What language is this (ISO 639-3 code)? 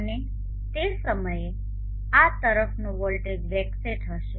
guj